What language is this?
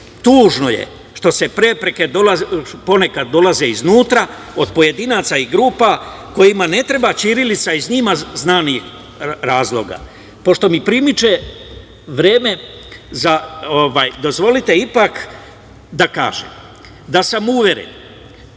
Serbian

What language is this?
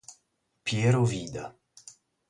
Italian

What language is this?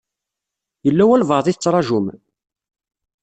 Kabyle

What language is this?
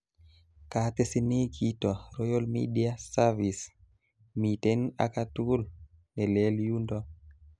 Kalenjin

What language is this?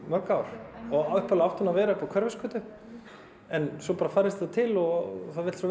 Icelandic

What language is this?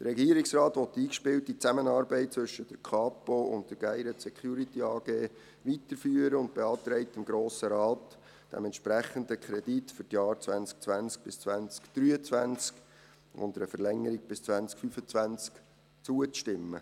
Swiss German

